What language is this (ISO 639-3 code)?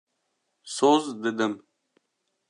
kur